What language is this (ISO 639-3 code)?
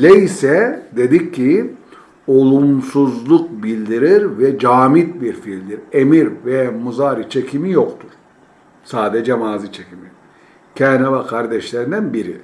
tur